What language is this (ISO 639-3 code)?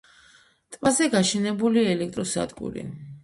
kat